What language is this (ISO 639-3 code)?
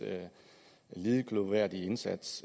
dan